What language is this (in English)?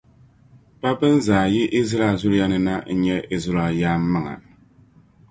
Dagbani